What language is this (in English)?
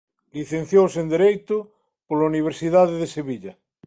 Galician